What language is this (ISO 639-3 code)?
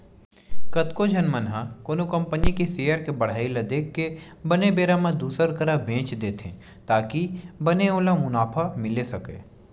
hne